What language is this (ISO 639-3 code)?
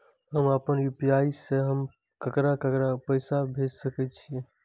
mai